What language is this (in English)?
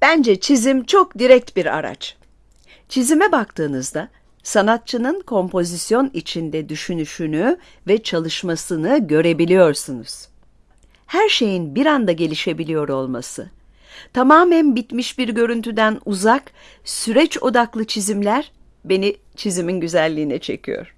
Turkish